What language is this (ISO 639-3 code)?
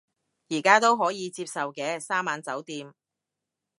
yue